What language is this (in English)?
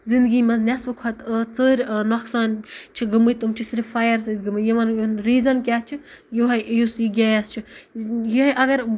Kashmiri